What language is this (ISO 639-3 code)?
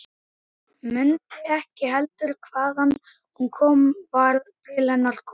isl